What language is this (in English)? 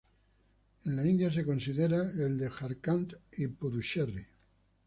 Spanish